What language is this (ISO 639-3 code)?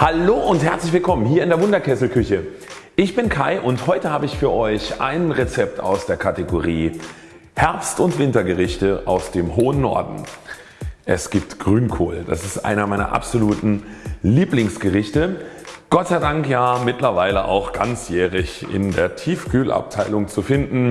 deu